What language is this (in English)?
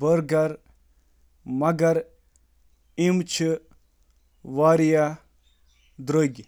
Kashmiri